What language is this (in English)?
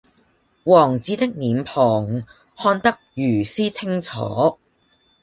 Cantonese